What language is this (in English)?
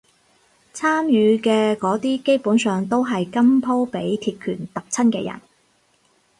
Cantonese